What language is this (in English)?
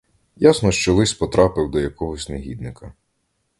Ukrainian